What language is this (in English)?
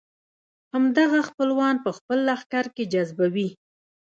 Pashto